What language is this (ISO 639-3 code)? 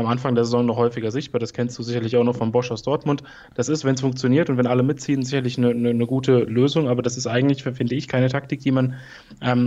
deu